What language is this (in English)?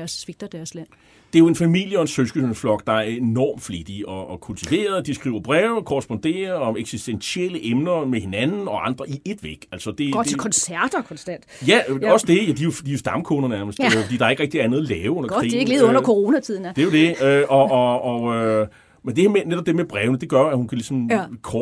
Danish